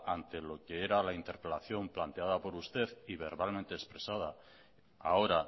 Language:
Spanish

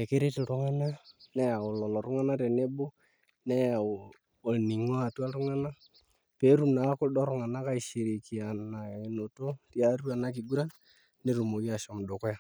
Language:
Masai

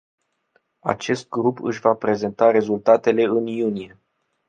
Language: Romanian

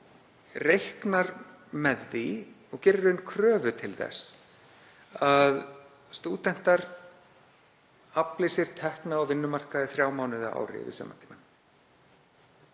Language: Icelandic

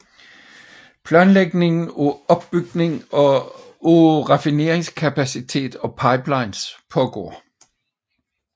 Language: Danish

